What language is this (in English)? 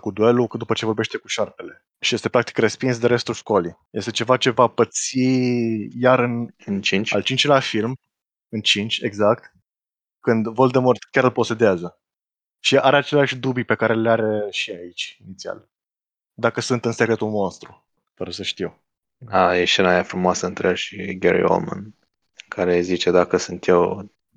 Romanian